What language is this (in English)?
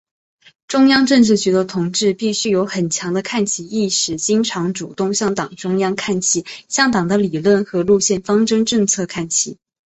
Chinese